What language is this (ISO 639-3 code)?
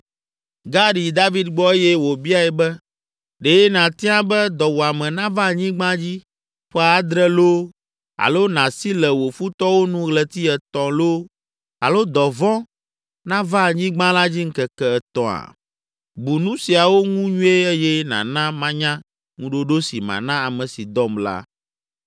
ewe